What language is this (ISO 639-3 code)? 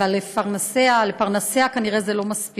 heb